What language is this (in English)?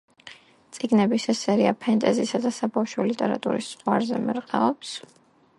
Georgian